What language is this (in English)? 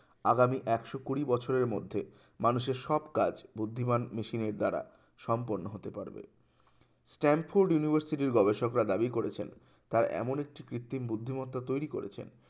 Bangla